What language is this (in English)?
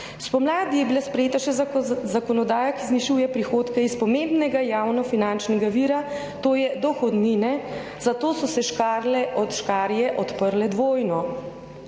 Slovenian